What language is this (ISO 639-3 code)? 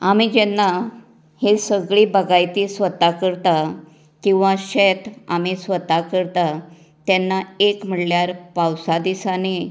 kok